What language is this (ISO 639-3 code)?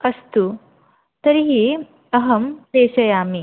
san